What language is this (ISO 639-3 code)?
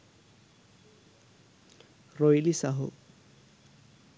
sin